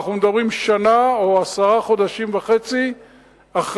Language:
Hebrew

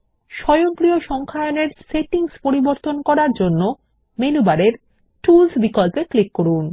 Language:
Bangla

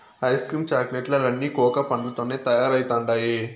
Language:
Telugu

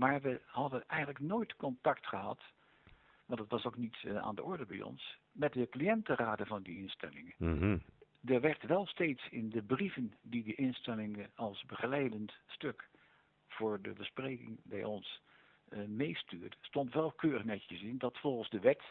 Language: Dutch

